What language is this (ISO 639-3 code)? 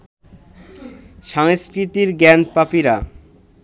ben